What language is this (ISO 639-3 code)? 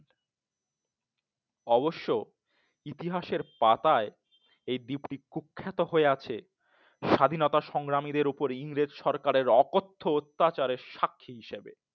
ben